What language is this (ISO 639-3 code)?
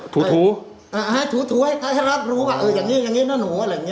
tha